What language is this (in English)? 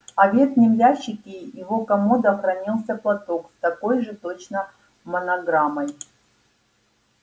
Russian